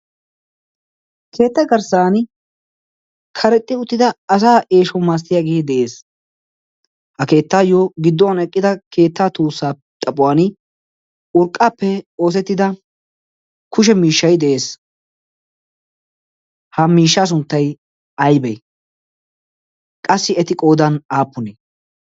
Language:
Wolaytta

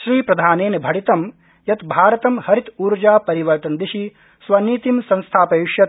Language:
Sanskrit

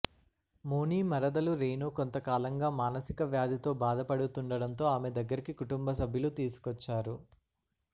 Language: Telugu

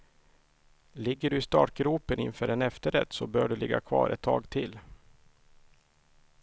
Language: Swedish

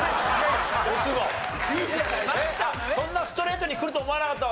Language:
Japanese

